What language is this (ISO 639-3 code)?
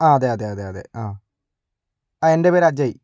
mal